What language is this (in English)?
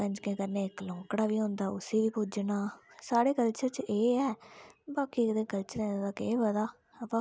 Dogri